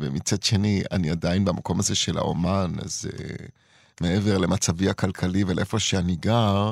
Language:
Hebrew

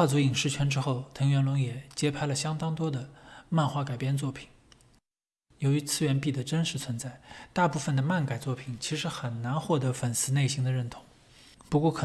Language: Chinese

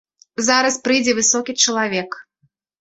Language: Belarusian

